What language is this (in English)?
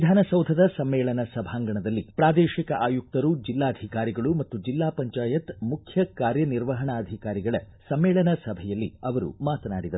Kannada